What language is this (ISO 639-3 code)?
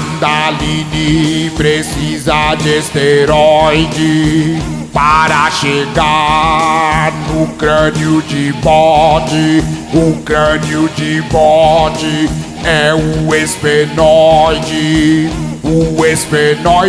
por